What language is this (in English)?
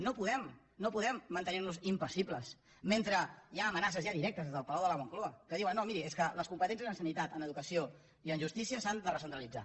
Catalan